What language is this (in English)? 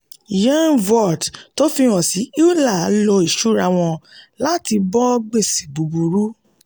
Yoruba